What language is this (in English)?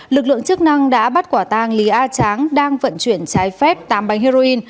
Vietnamese